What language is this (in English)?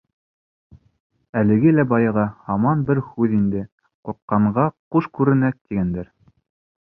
Bashkir